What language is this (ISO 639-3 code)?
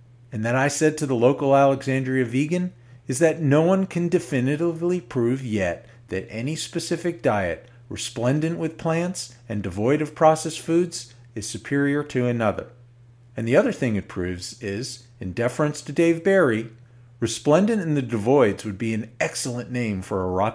eng